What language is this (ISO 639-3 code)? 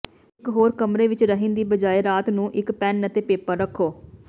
pan